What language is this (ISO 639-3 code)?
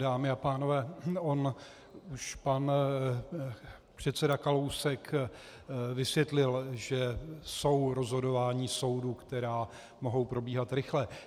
ces